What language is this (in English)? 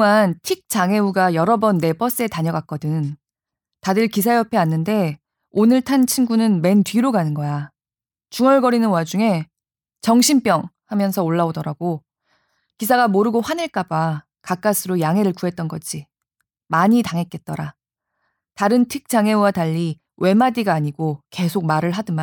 Korean